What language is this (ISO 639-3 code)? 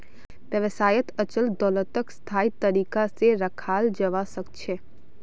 mag